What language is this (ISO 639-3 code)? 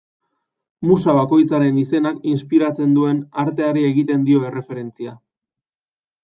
eus